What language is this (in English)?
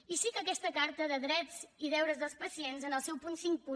Catalan